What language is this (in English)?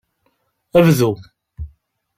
Kabyle